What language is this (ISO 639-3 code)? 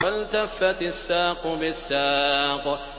ara